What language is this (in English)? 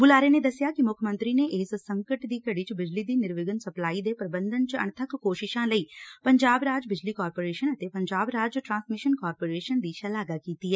Punjabi